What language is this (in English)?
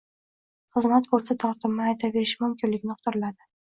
Uzbek